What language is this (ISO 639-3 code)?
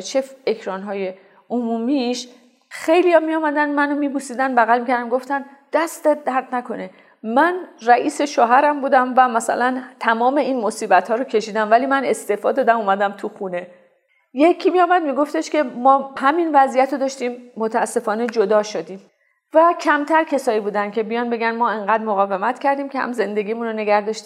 fas